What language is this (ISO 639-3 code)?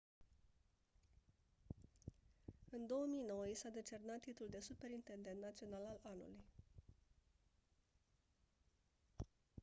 ron